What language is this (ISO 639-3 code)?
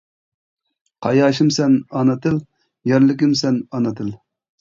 uig